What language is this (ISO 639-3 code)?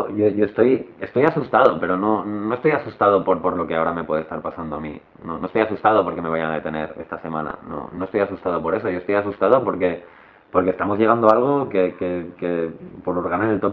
spa